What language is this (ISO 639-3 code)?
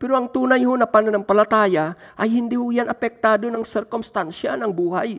fil